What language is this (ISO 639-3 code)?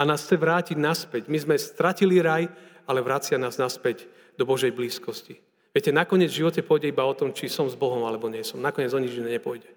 slk